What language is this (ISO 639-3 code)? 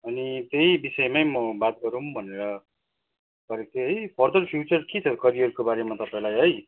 nep